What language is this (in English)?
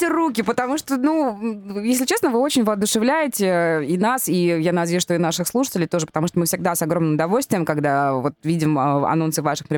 Russian